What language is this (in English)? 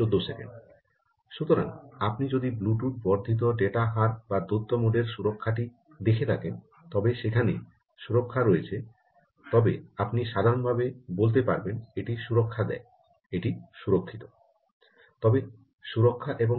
Bangla